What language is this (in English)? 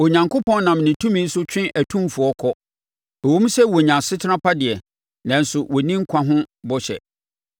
Akan